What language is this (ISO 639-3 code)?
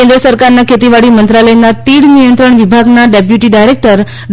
guj